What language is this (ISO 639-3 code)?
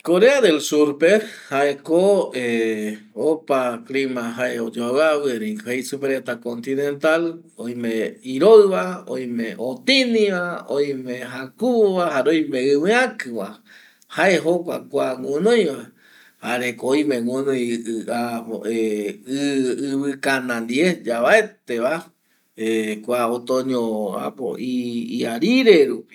gui